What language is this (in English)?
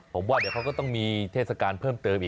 Thai